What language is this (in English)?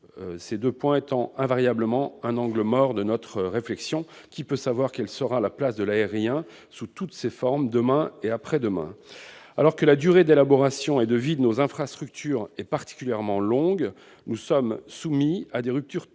French